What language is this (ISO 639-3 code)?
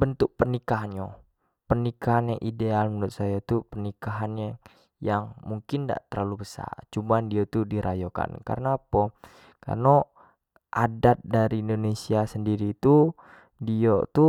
jax